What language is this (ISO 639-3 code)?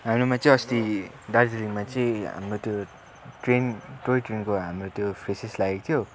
nep